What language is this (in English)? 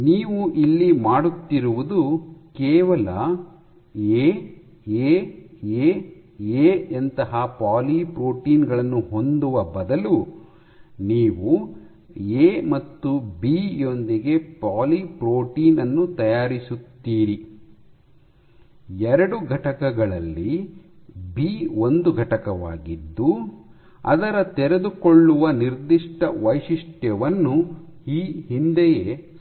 Kannada